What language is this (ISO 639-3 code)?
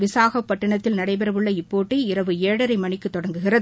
tam